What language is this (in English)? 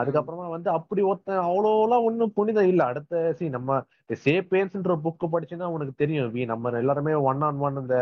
Tamil